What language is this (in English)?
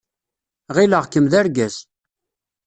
Kabyle